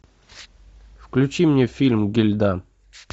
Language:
Russian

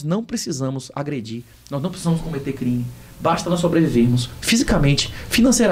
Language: Portuguese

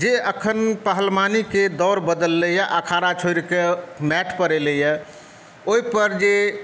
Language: Maithili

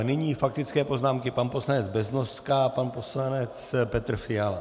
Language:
Czech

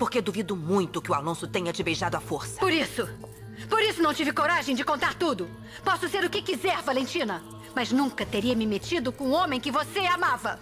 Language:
Portuguese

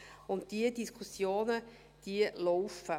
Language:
Swiss German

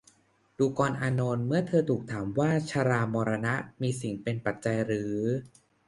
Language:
Thai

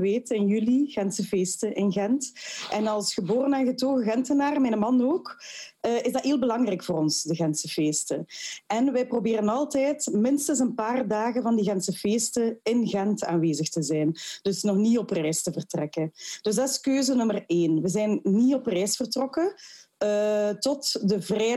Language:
Dutch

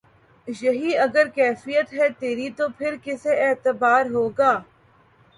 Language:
Urdu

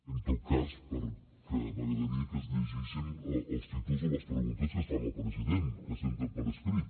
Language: Catalan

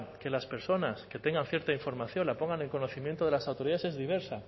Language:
Spanish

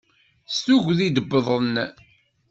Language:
Kabyle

